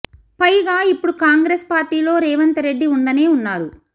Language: Telugu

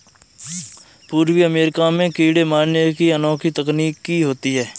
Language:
Hindi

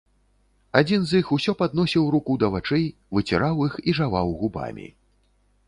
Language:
Belarusian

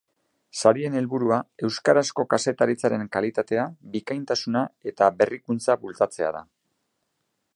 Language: Basque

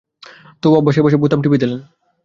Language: Bangla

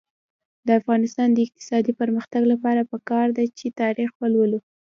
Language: Pashto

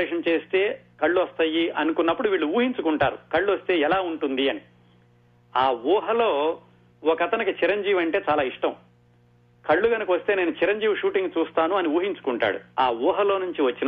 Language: Telugu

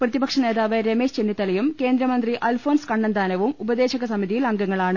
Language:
Malayalam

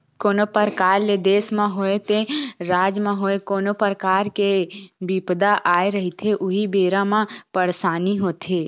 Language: Chhattisgarhi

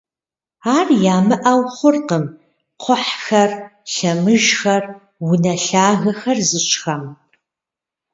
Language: Kabardian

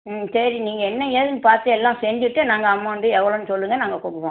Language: Tamil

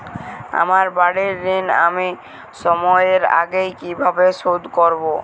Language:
Bangla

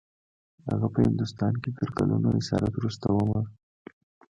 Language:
Pashto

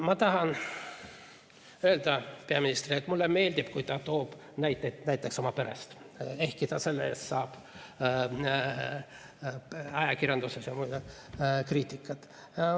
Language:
Estonian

